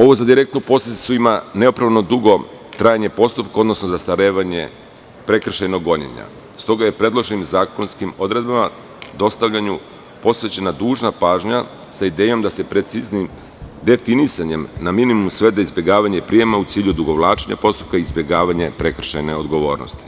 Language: Serbian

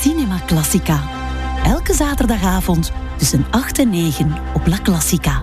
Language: Dutch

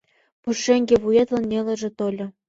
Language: Mari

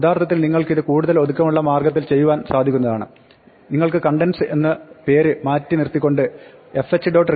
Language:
Malayalam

